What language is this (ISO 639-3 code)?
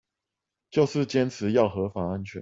zho